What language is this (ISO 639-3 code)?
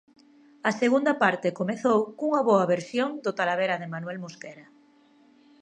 glg